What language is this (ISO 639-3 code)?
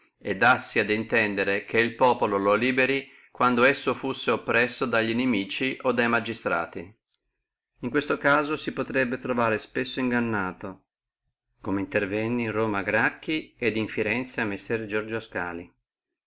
ita